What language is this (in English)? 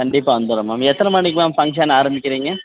Tamil